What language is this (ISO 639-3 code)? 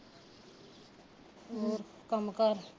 pan